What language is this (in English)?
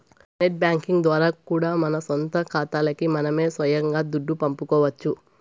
Telugu